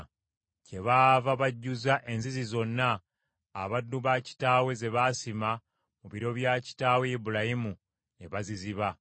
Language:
Ganda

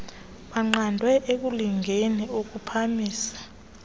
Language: Xhosa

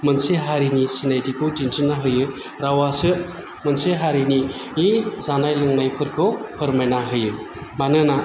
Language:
Bodo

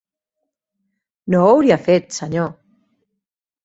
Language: Catalan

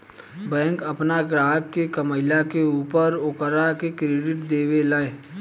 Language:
Bhojpuri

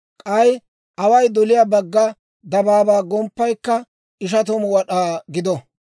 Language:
Dawro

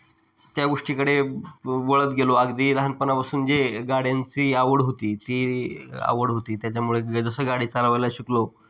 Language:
Marathi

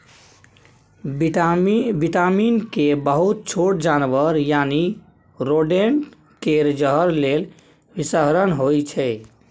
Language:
Maithili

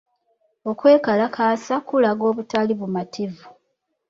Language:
Ganda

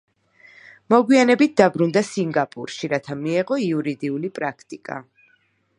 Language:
Georgian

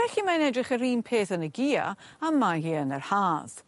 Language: Welsh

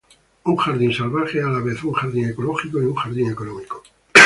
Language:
Spanish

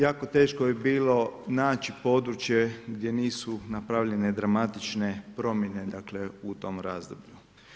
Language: Croatian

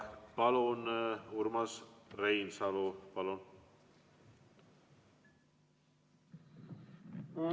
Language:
Estonian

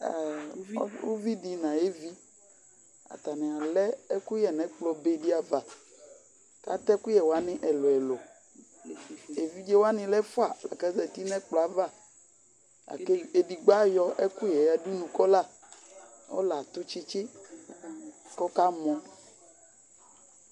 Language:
Ikposo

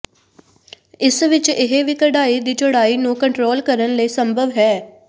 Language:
Punjabi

